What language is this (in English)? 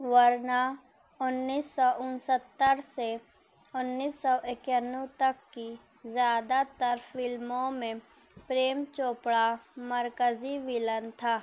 Urdu